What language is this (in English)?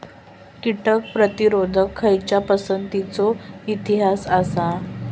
Marathi